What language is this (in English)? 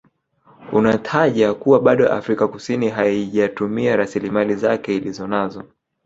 Swahili